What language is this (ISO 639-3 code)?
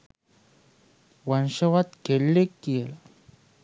sin